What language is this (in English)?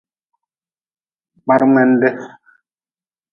Nawdm